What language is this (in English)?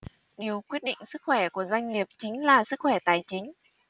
Vietnamese